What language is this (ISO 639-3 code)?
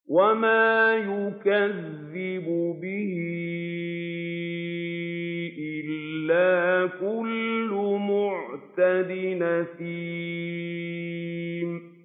ara